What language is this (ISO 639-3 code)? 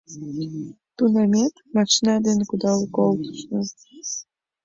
chm